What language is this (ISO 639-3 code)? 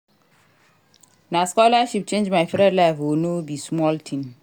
pcm